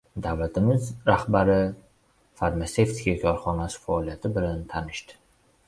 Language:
Uzbek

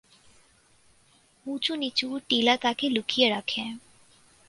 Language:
Bangla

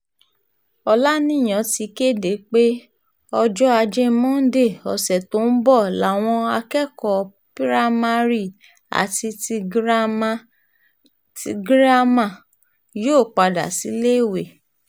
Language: Yoruba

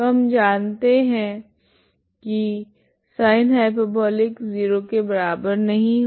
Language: Hindi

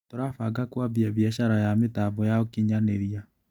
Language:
Kikuyu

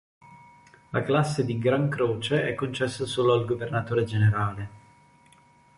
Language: Italian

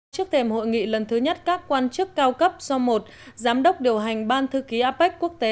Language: Vietnamese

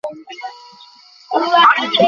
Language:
Bangla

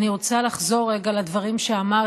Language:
Hebrew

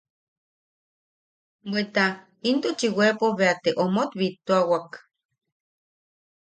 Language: Yaqui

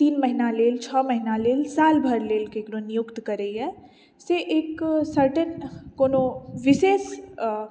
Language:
Maithili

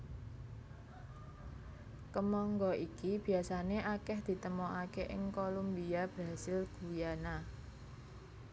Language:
Javanese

